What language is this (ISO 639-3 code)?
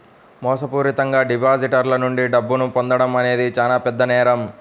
tel